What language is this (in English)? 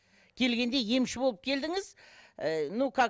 Kazakh